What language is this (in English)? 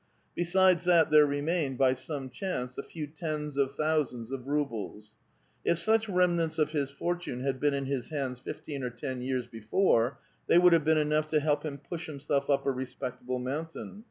English